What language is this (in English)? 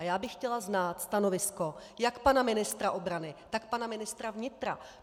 Czech